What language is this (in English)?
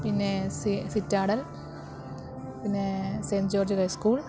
Malayalam